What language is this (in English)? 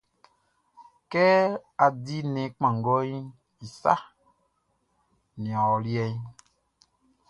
Baoulé